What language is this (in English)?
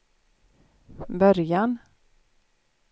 Swedish